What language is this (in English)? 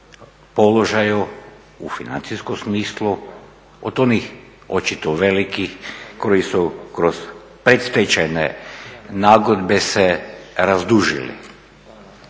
Croatian